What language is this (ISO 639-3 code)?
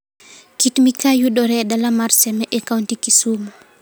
luo